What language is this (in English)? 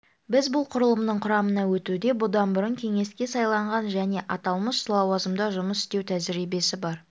Kazakh